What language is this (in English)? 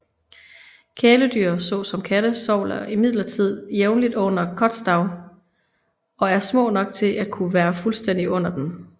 Danish